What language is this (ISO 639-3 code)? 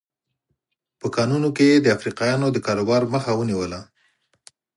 pus